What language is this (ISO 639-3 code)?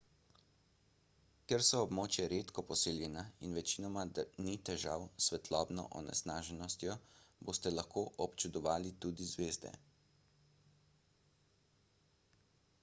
slv